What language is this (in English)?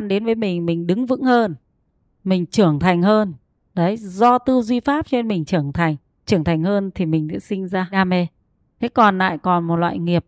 Vietnamese